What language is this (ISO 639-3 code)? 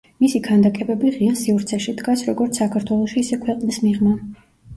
kat